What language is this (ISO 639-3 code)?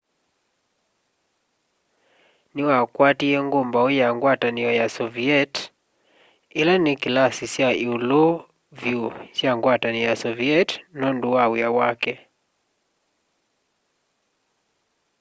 kam